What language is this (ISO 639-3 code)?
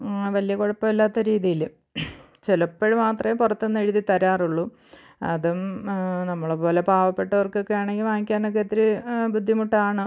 mal